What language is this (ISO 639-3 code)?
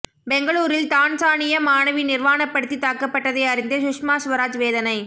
tam